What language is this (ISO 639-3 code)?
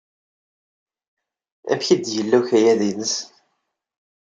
kab